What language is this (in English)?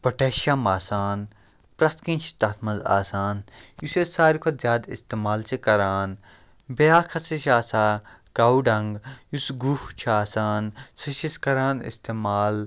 Kashmiri